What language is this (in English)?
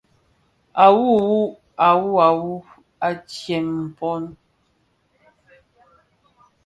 Bafia